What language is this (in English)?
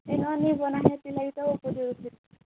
Odia